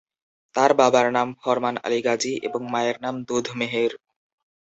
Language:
Bangla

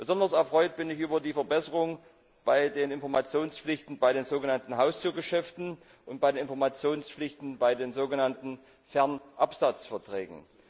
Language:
German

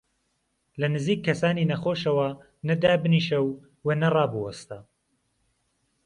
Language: Central Kurdish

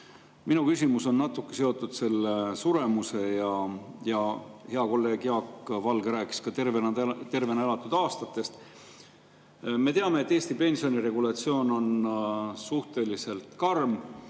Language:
Estonian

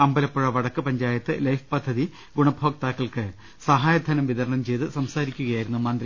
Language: Malayalam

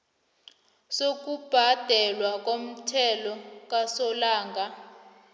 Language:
South Ndebele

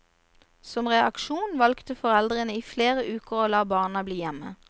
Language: Norwegian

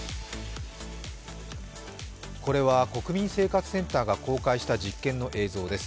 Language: Japanese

